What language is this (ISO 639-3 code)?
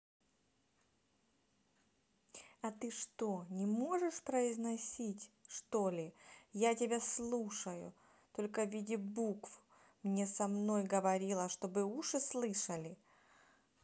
rus